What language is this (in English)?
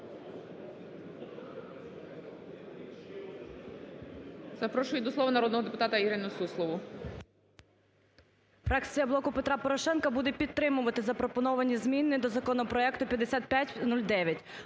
Ukrainian